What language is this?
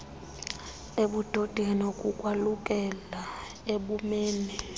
Xhosa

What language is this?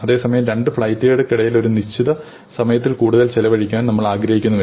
Malayalam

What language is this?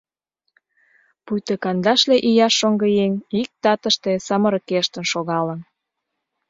Mari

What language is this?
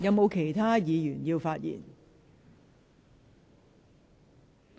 Cantonese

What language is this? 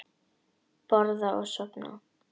Icelandic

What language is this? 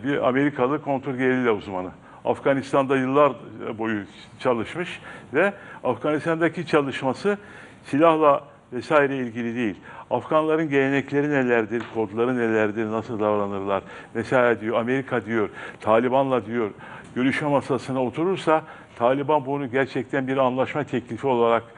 Turkish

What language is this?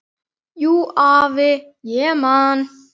Icelandic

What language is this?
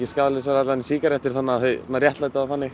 Icelandic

